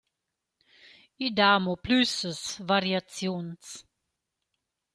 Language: Romansh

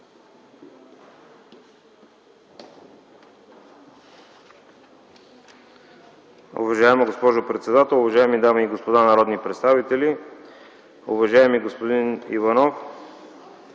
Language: Bulgarian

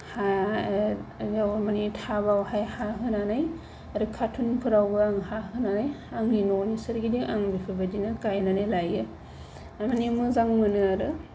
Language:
Bodo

